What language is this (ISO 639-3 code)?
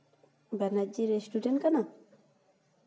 sat